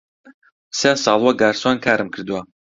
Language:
Central Kurdish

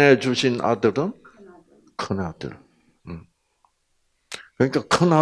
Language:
Korean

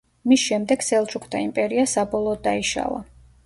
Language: Georgian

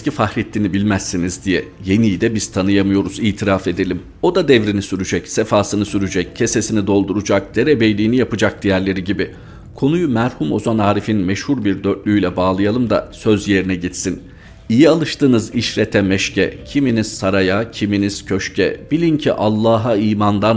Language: Turkish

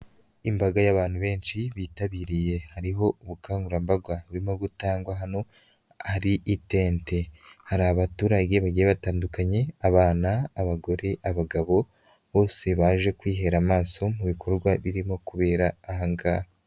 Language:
Kinyarwanda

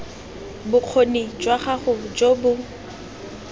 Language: Tswana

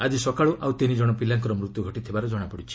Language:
Odia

